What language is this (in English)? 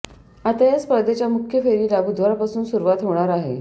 Marathi